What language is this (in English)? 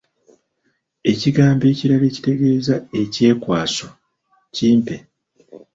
Ganda